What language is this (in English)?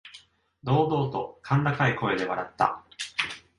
Japanese